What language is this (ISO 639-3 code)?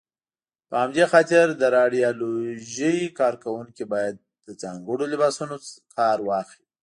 pus